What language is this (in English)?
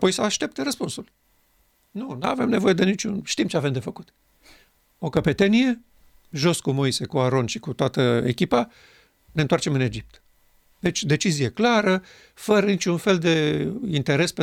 Romanian